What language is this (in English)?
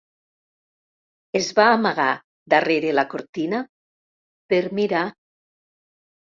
Catalan